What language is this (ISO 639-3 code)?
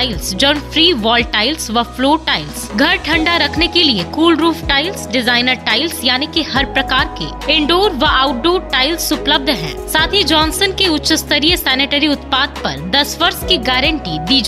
hin